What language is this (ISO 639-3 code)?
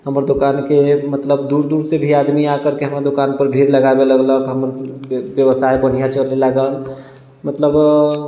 mai